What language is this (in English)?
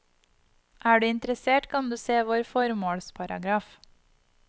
Norwegian